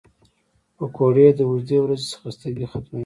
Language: Pashto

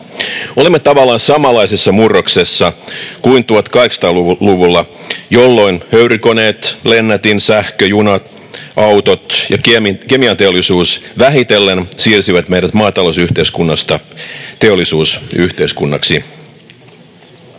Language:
Finnish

